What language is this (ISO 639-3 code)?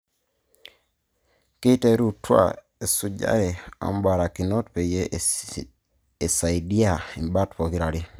mas